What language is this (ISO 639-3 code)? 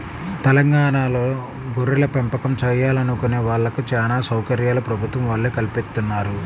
tel